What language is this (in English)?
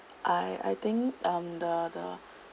English